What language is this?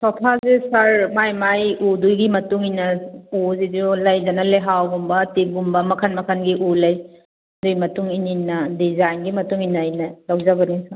Manipuri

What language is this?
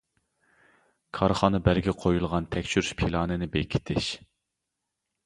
Uyghur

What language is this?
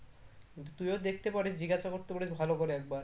Bangla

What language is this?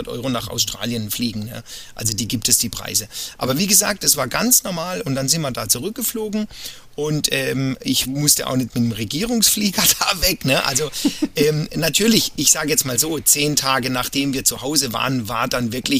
German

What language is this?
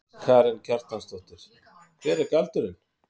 Icelandic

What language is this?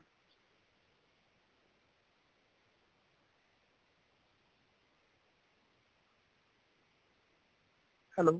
Punjabi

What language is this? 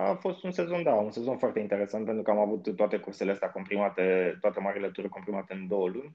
Romanian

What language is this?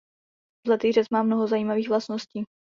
Czech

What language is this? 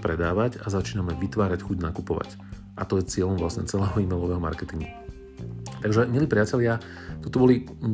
Slovak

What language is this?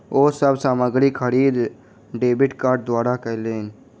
Maithili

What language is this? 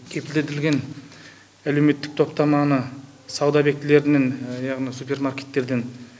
Kazakh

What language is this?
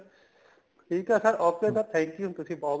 Punjabi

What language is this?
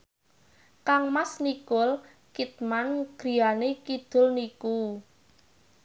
Javanese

